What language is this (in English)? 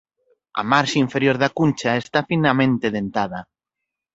Galician